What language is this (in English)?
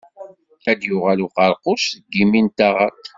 Kabyle